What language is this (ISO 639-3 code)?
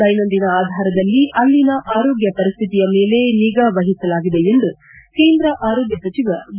kan